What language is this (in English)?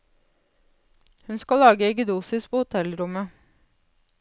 Norwegian